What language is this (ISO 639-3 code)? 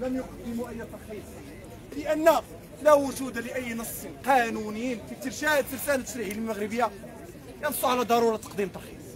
ara